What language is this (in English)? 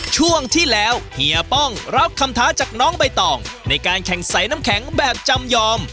Thai